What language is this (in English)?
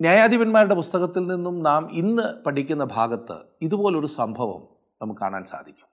Malayalam